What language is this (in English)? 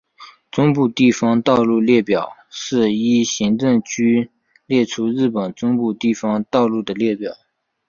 Chinese